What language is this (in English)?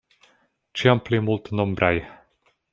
Esperanto